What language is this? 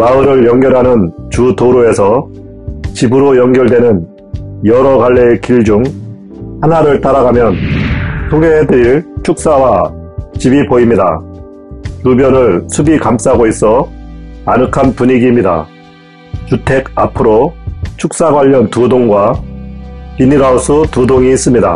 Korean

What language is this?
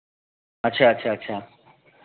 Hindi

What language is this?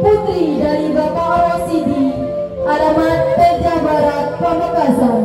Malay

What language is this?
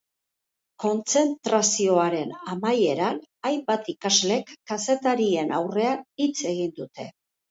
Basque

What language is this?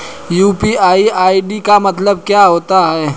Hindi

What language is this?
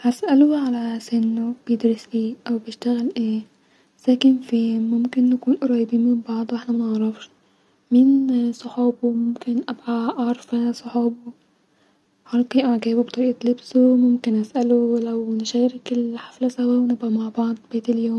Egyptian Arabic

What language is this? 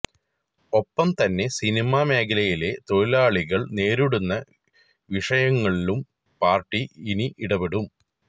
Malayalam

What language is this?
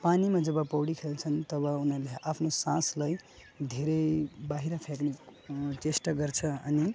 Nepali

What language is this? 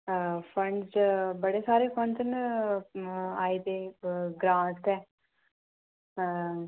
Dogri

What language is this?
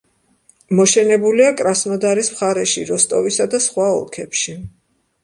Georgian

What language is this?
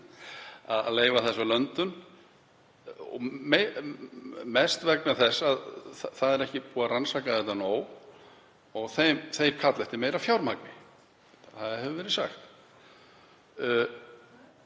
Icelandic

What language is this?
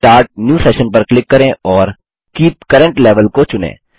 Hindi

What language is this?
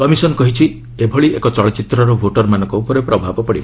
Odia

